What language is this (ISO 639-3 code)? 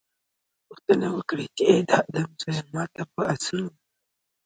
pus